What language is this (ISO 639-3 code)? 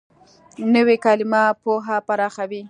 pus